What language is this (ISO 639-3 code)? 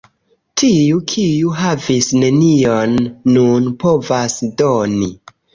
epo